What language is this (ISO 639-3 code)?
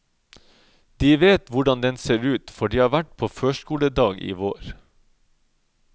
nor